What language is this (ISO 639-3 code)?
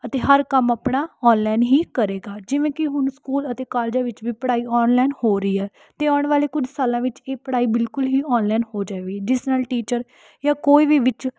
pan